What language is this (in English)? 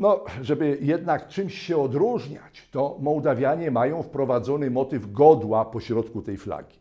Polish